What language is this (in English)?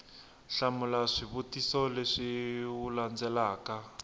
Tsonga